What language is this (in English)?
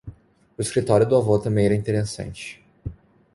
Portuguese